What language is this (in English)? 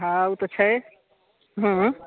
Maithili